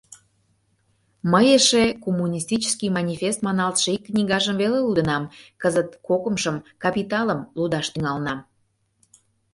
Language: Mari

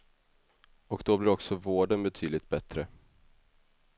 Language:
Swedish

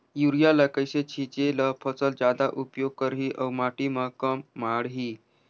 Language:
Chhattisgarhi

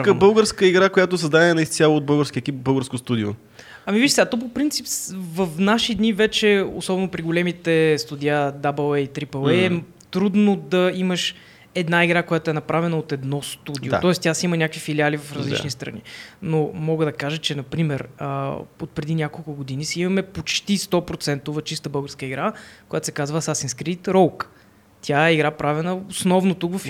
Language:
Bulgarian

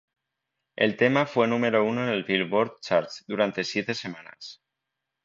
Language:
Spanish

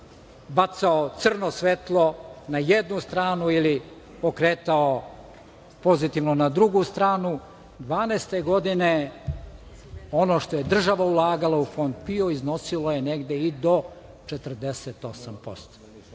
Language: Serbian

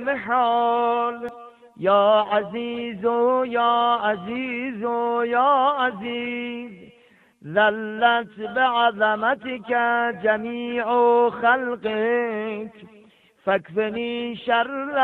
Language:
Arabic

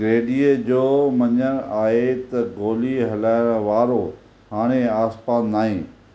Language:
Sindhi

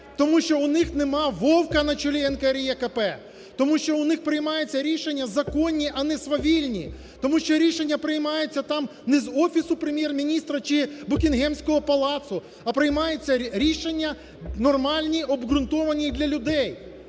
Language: Ukrainian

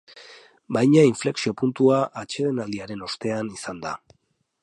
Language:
Basque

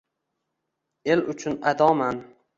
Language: Uzbek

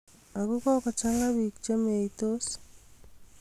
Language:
Kalenjin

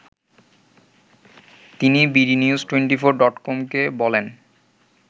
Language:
Bangla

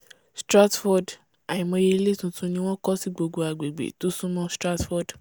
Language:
Yoruba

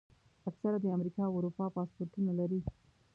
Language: Pashto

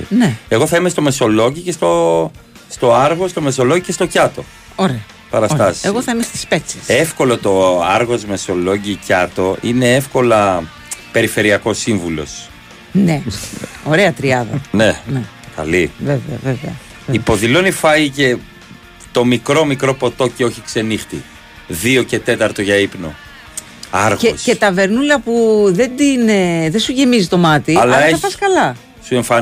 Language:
Greek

